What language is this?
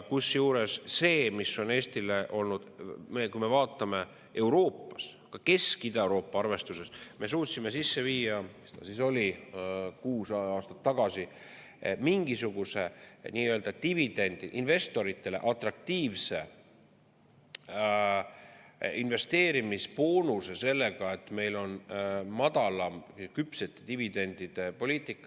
Estonian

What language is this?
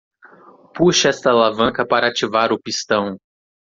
Portuguese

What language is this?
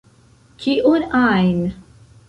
Esperanto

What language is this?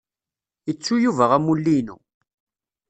Kabyle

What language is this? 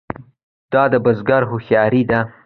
Pashto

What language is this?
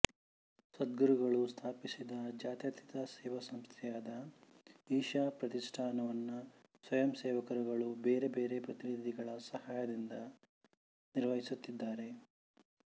Kannada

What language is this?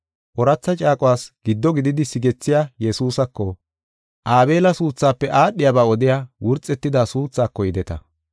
Gofa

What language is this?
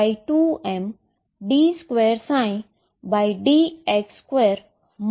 Gujarati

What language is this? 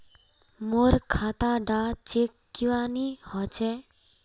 Magahi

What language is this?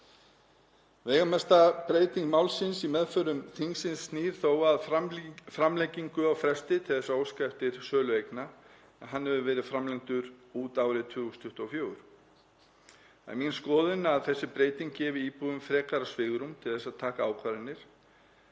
Icelandic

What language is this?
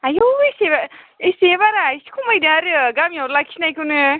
Bodo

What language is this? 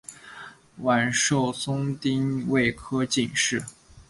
Chinese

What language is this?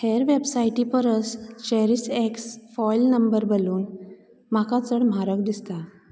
Konkani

